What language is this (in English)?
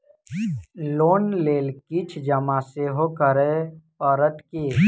Maithili